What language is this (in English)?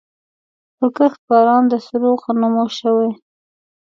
Pashto